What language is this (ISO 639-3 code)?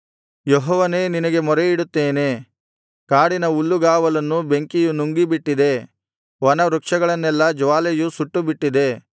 kan